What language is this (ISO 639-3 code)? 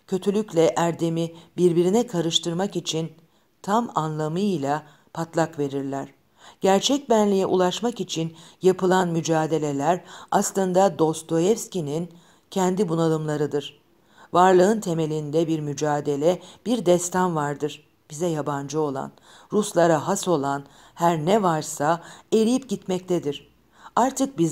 tur